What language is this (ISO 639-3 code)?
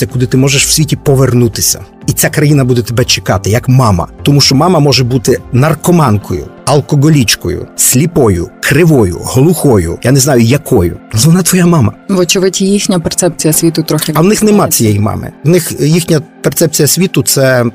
ukr